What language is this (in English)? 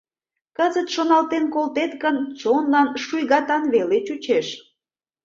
Mari